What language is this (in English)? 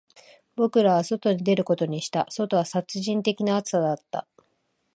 Japanese